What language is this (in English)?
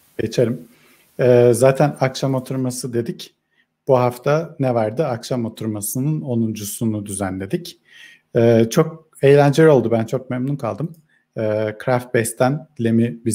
Turkish